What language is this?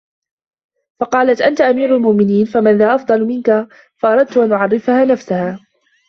Arabic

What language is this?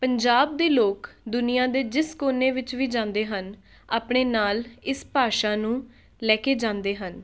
Punjabi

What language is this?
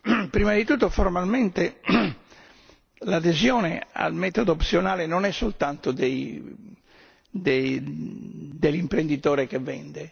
Italian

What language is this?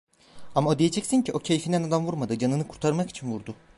Turkish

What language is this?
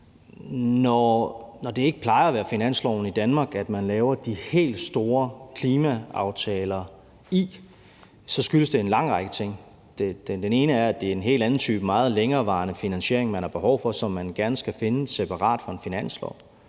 Danish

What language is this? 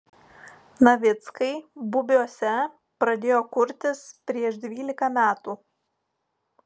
Lithuanian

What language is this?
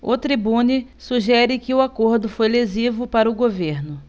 Portuguese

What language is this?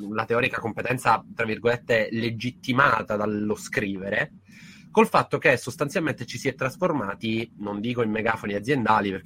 Italian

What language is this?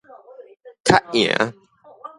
Min Nan Chinese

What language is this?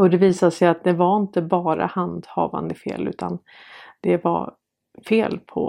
Swedish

